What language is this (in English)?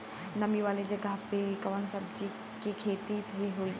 Bhojpuri